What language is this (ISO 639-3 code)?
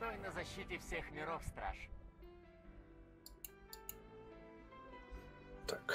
rus